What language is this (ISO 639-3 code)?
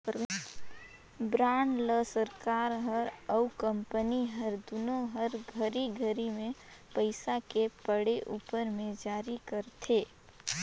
hne